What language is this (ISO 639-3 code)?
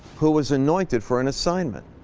eng